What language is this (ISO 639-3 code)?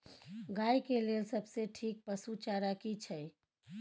mai